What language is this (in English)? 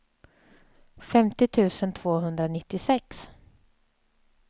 Swedish